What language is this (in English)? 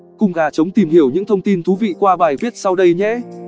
Vietnamese